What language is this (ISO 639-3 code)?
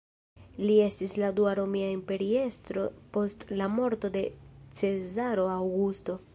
epo